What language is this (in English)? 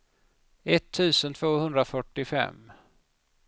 Swedish